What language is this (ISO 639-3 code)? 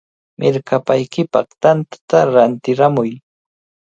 qvl